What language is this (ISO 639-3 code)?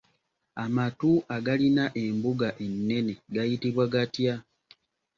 lug